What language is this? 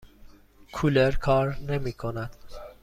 Persian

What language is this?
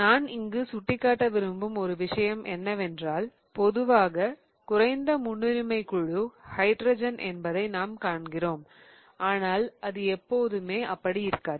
Tamil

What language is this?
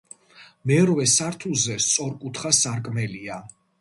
Georgian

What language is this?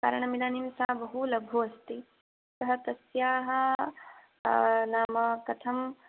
Sanskrit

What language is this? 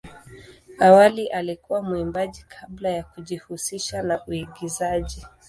Swahili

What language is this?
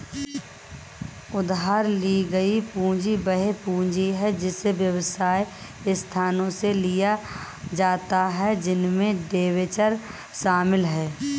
Hindi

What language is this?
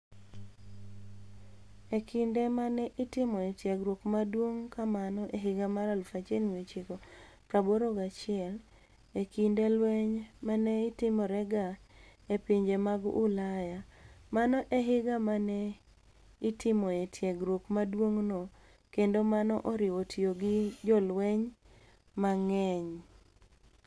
Luo (Kenya and Tanzania)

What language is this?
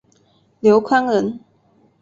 Chinese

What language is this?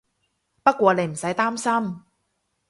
Cantonese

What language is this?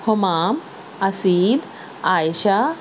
Urdu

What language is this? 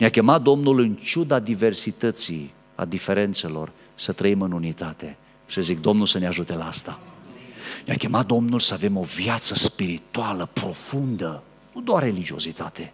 Romanian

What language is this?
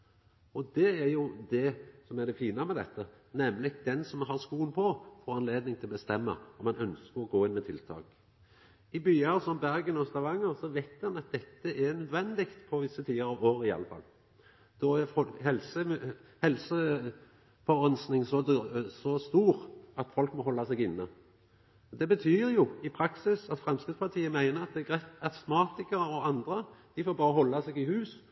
Norwegian Nynorsk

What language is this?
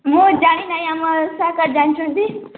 Odia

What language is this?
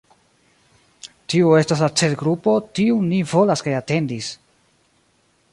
Esperanto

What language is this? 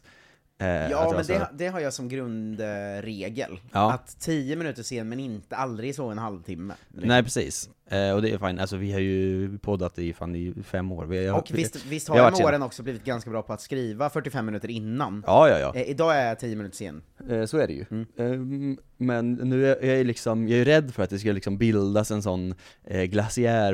Swedish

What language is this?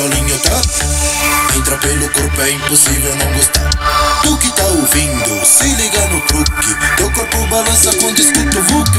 Romanian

